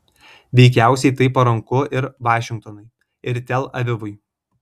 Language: Lithuanian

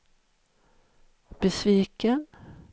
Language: Swedish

